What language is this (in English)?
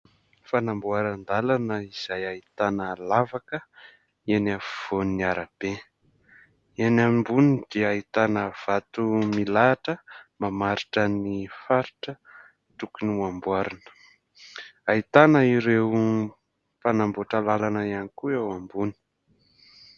Malagasy